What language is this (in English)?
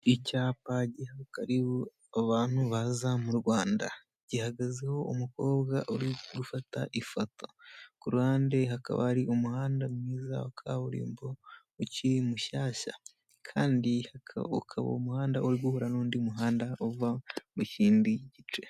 Kinyarwanda